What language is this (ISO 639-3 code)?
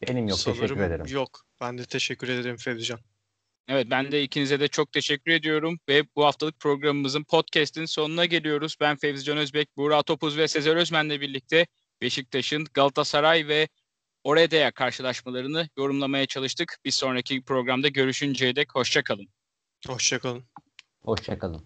tur